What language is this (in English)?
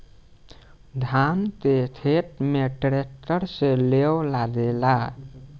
Bhojpuri